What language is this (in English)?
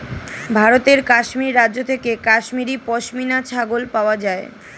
Bangla